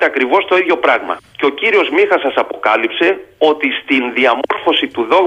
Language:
Greek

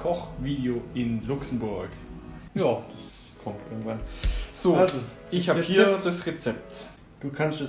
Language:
German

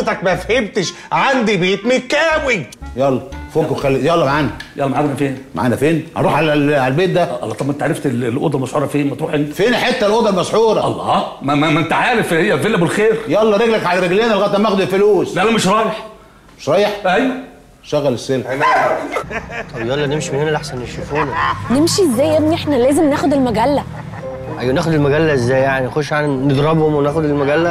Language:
Arabic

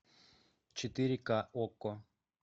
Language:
Russian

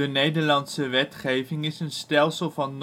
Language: Dutch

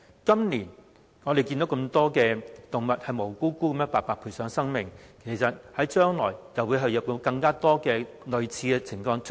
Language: Cantonese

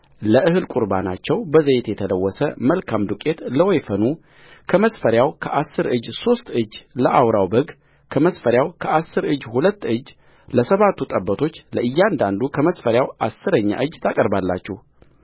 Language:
Amharic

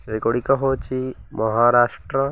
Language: Odia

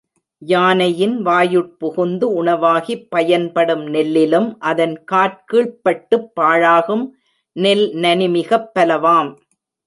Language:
Tamil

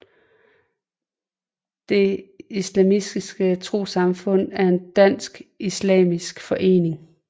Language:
Danish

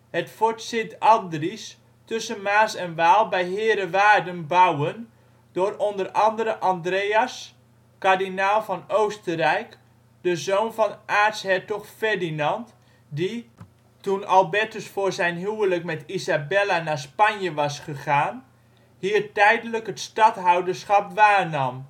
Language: Dutch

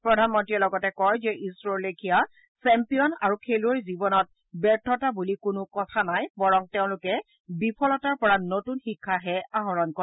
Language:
Assamese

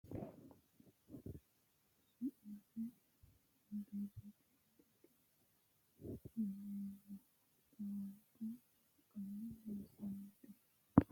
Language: Sidamo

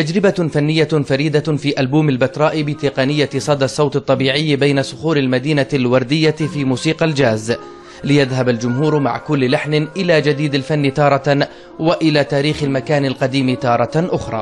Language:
Arabic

